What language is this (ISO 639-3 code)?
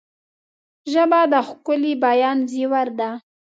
pus